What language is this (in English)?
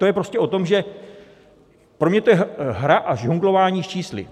Czech